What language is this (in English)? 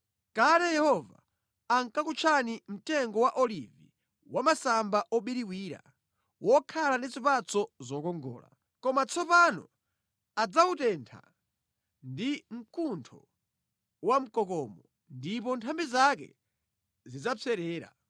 Nyanja